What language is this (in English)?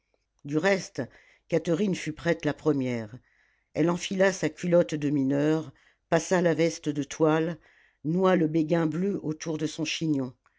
French